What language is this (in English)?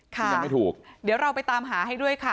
Thai